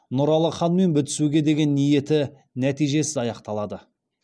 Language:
Kazakh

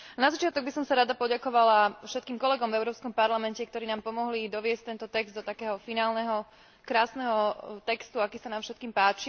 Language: Slovak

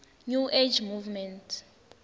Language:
Swati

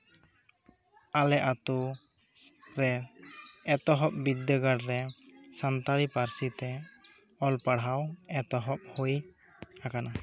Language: Santali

